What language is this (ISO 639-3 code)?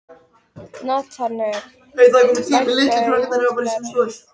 isl